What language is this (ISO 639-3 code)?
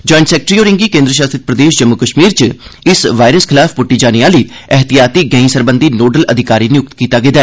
doi